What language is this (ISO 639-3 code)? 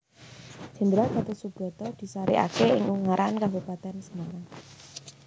jav